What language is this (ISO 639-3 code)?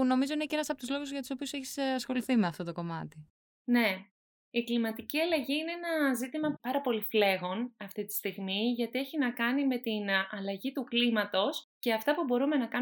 ell